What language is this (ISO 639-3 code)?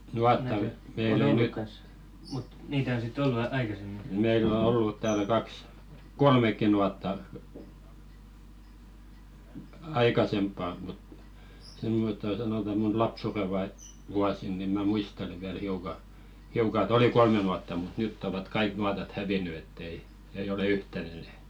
fin